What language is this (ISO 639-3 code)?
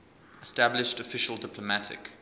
eng